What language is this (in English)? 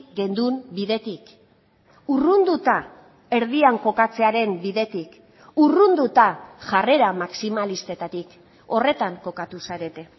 Basque